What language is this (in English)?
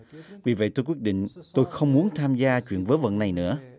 Vietnamese